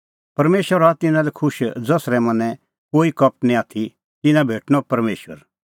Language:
Kullu Pahari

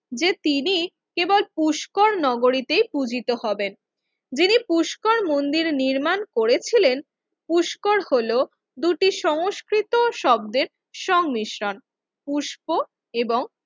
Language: Bangla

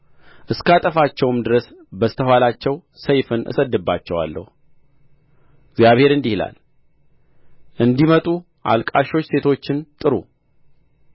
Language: Amharic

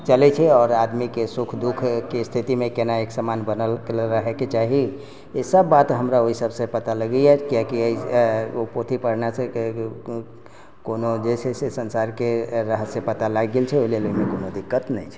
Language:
Maithili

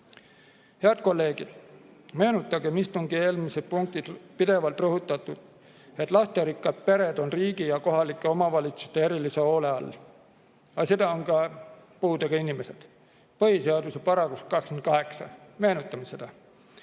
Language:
Estonian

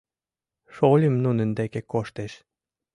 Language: Mari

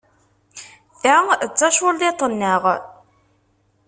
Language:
Kabyle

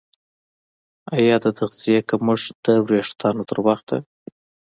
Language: Pashto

